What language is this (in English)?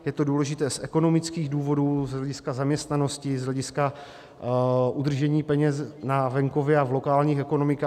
Czech